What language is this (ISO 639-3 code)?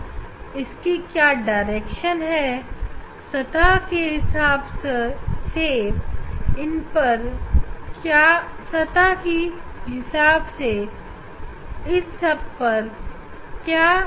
hin